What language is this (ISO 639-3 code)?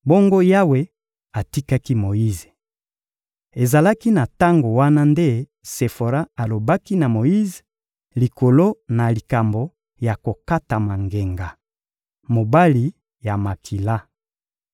lin